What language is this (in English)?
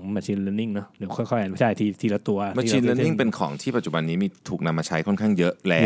Thai